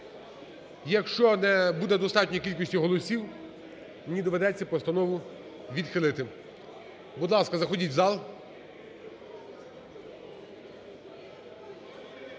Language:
Ukrainian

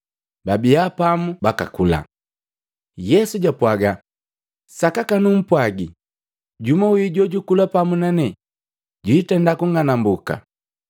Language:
Matengo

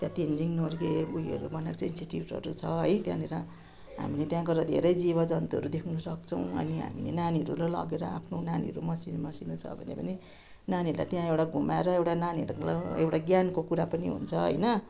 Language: Nepali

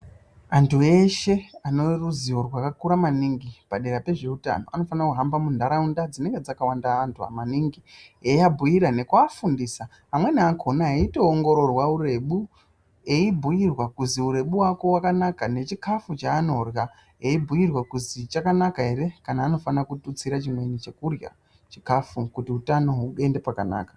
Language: Ndau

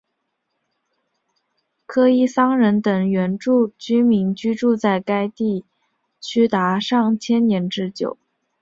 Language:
Chinese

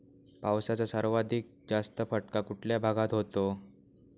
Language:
Marathi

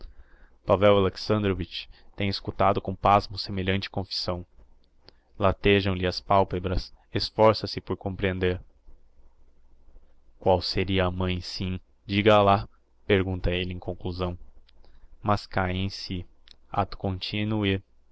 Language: Portuguese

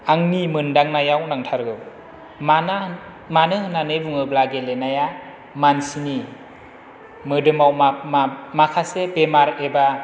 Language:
Bodo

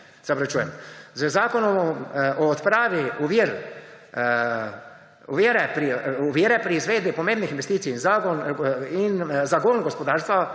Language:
Slovenian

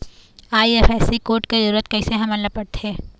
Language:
Chhattisgarhi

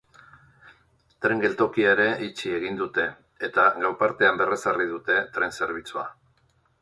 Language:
Basque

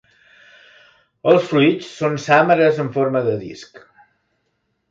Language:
Catalan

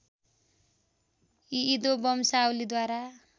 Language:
Nepali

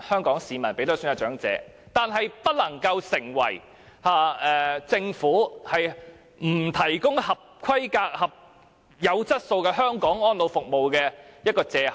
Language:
Cantonese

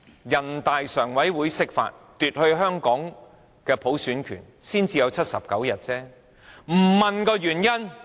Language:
Cantonese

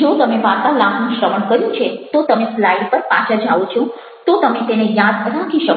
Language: Gujarati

